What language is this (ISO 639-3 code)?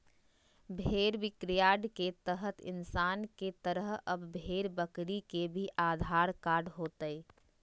mag